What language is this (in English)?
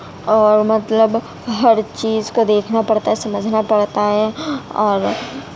Urdu